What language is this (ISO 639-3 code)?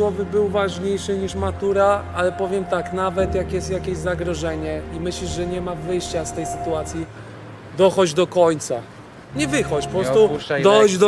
pol